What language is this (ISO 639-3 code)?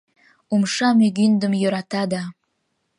chm